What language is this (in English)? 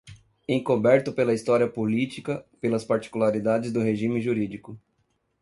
Portuguese